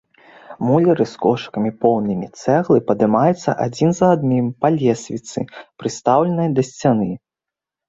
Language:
Belarusian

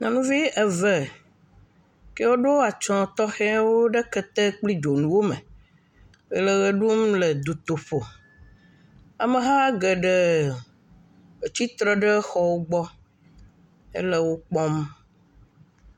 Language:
Ewe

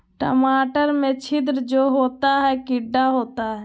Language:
Magahi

